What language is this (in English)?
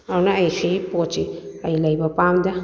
Manipuri